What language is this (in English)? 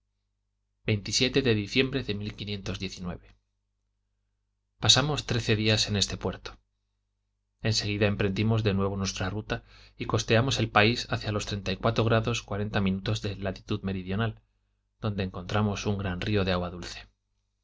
Spanish